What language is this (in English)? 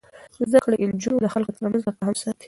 Pashto